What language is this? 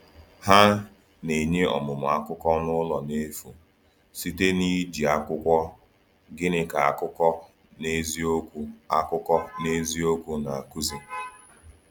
Igbo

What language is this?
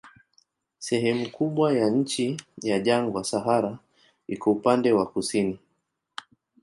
Swahili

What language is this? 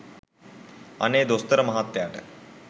Sinhala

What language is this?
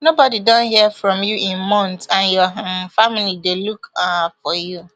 Nigerian Pidgin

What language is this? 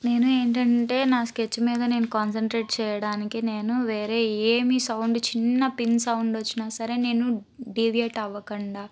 Telugu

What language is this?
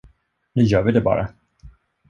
Swedish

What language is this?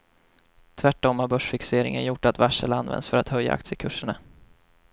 Swedish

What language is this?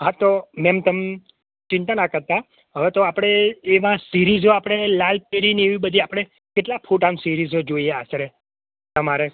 Gujarati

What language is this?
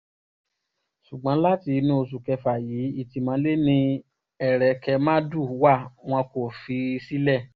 Yoruba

